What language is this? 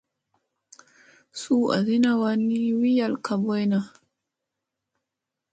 Musey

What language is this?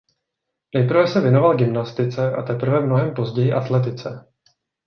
Czech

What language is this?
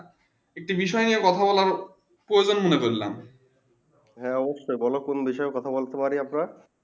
Bangla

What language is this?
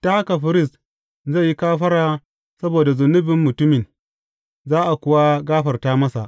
Hausa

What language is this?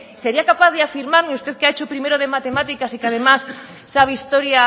Spanish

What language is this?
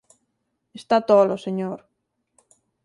Galician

